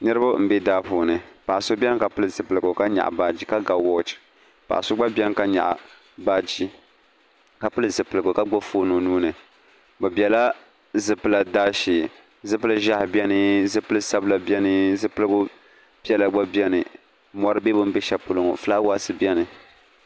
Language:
Dagbani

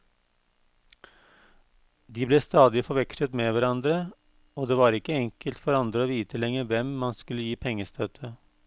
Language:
Norwegian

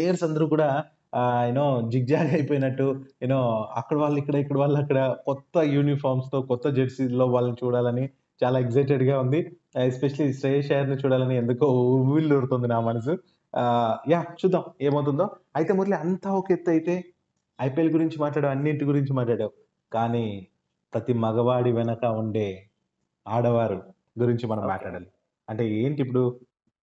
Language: Telugu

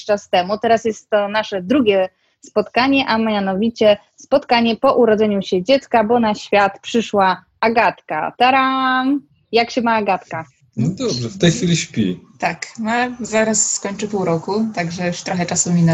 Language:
Polish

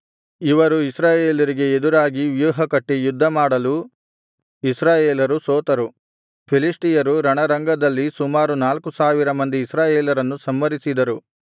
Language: Kannada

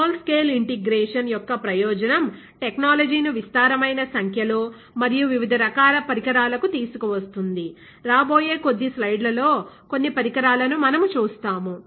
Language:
Telugu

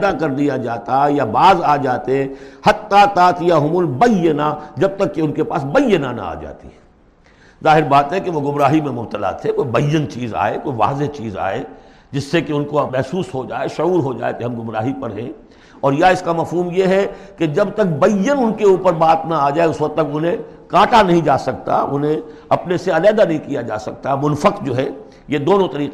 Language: Urdu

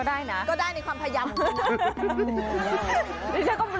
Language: Thai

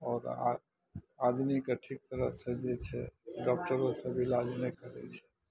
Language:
Maithili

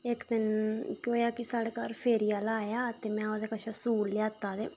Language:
Dogri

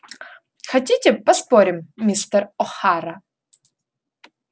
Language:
Russian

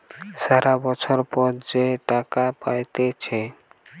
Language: Bangla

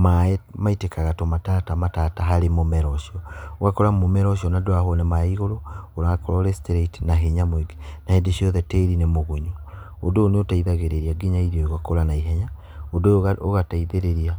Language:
Kikuyu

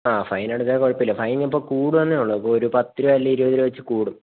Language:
Malayalam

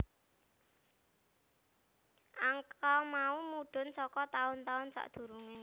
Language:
Javanese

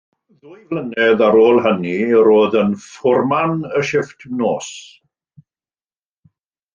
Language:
Welsh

